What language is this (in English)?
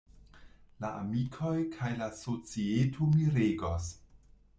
Esperanto